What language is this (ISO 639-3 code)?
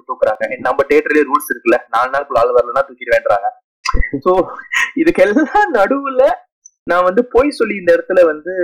tam